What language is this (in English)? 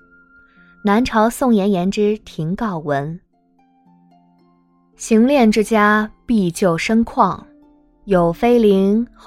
Chinese